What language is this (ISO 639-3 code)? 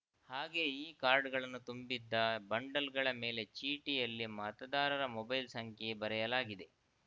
kan